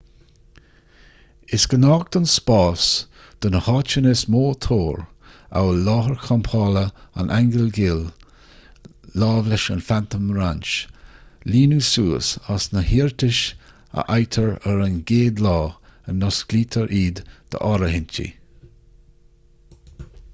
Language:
Irish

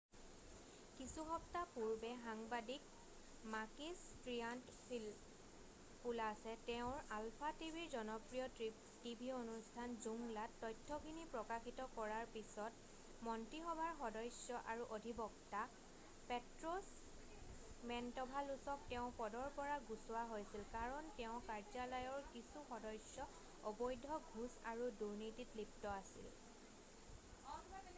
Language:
Assamese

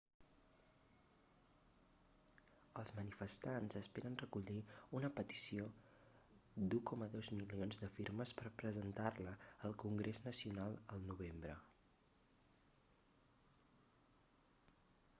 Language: Catalan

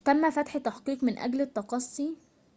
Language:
Arabic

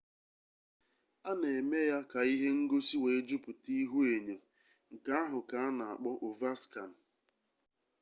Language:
Igbo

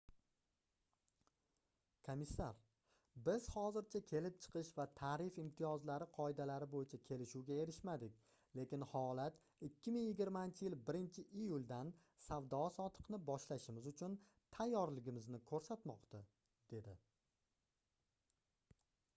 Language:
Uzbek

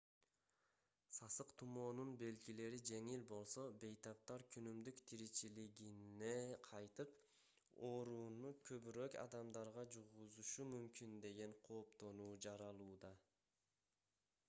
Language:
Kyrgyz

